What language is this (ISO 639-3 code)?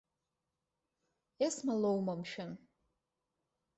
abk